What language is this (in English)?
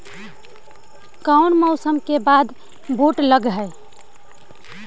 Magahi